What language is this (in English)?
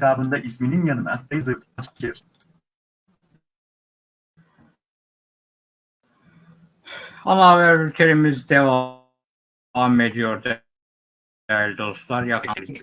Turkish